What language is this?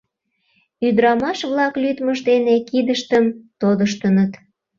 Mari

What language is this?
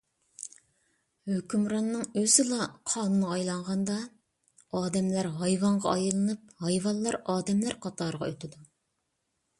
Uyghur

